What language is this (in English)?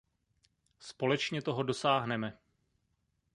Czech